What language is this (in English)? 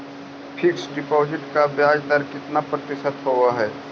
Magahi